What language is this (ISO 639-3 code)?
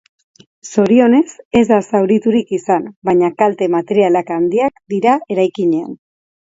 eus